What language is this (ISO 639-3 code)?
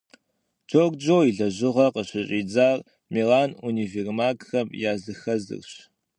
kbd